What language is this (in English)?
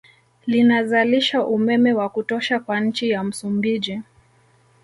Swahili